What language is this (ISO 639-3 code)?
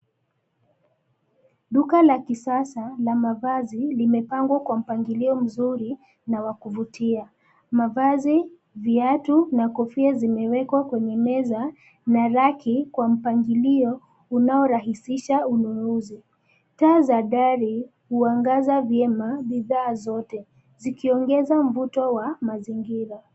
swa